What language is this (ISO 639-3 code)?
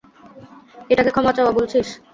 ben